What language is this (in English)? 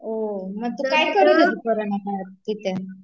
Marathi